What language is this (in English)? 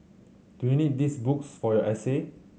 English